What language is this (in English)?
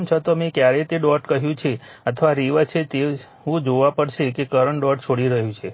Gujarati